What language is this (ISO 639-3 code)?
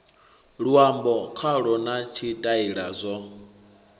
ven